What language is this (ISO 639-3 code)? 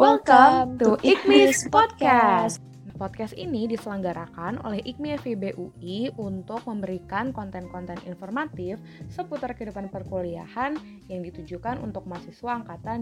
ind